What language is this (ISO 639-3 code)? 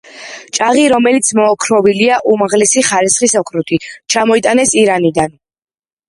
kat